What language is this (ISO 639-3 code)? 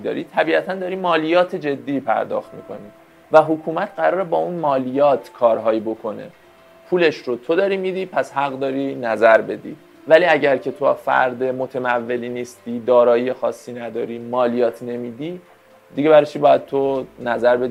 fas